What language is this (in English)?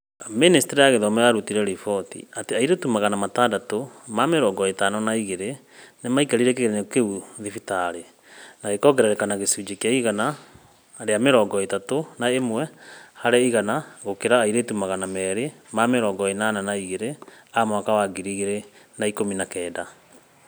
Kikuyu